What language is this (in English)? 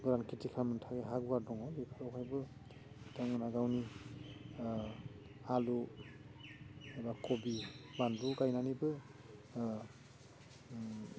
Bodo